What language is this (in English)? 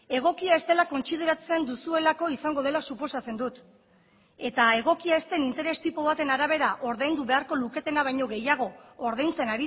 Basque